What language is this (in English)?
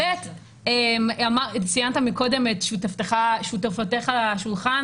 Hebrew